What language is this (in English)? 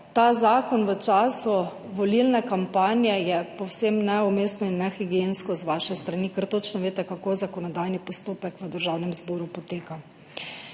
Slovenian